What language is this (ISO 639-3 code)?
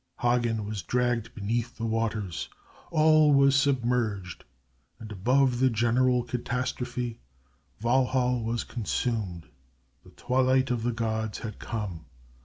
eng